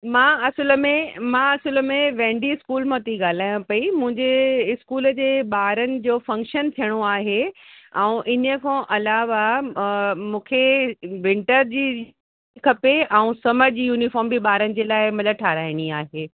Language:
Sindhi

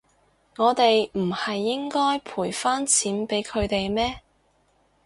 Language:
Cantonese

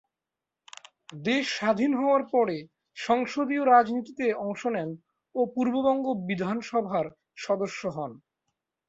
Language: Bangla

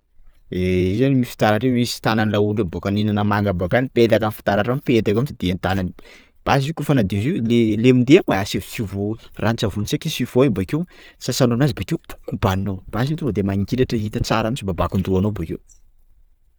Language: Sakalava Malagasy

